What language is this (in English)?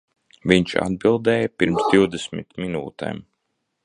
Latvian